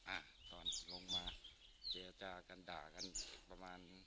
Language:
Thai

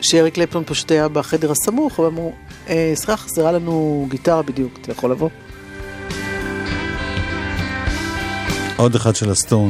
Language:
Hebrew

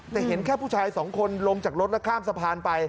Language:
Thai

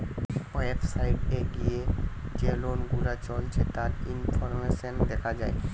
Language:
Bangla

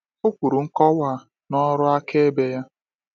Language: Igbo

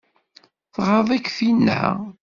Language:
Kabyle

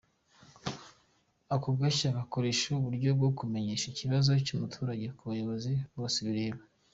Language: Kinyarwanda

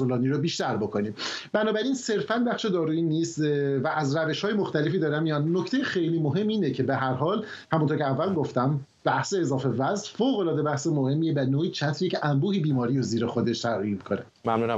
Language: Persian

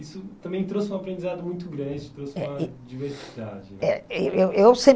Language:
Portuguese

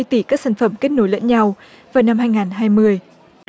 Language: Vietnamese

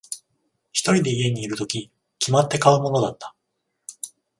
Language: Japanese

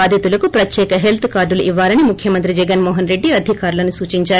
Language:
Telugu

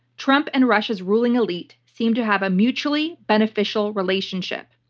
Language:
English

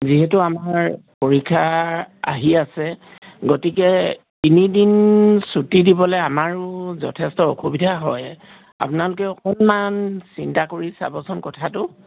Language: Assamese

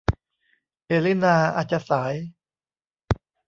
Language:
Thai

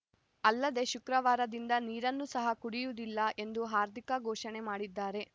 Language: Kannada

